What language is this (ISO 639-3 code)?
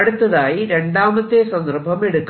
mal